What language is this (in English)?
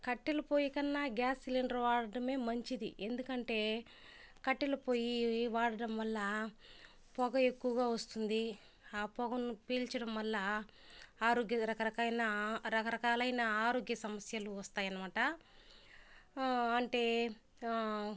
Telugu